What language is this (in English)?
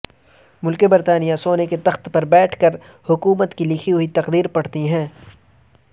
Urdu